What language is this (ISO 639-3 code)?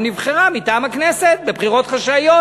heb